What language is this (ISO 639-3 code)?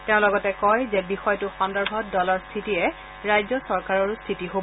asm